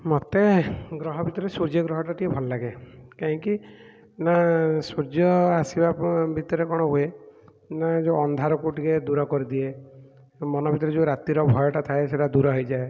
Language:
Odia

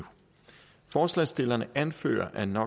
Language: Danish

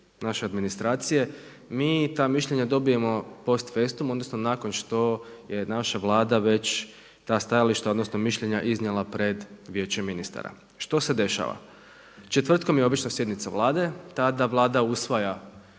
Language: Croatian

